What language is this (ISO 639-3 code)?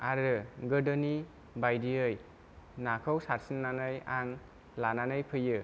brx